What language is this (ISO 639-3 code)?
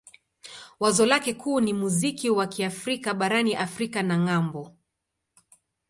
swa